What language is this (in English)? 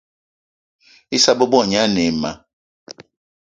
Eton (Cameroon)